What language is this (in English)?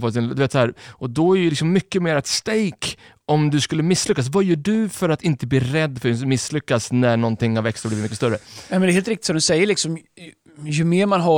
Swedish